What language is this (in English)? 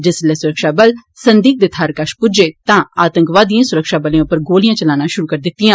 Dogri